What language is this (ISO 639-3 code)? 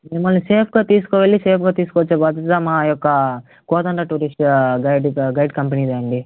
tel